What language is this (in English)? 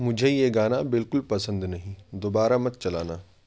Urdu